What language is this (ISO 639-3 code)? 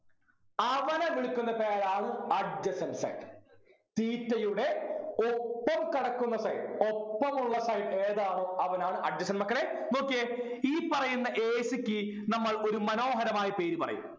mal